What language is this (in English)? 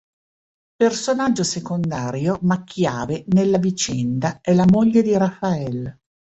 Italian